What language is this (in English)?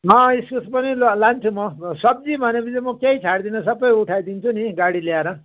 Nepali